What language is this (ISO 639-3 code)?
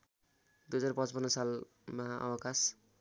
nep